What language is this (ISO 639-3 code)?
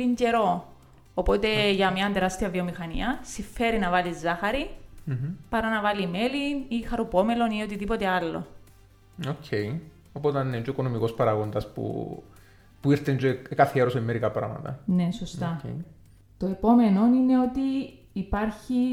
ell